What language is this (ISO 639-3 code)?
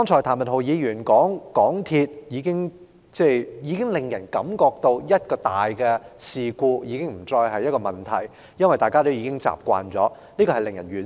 yue